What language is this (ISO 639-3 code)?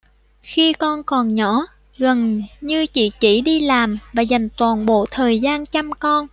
vie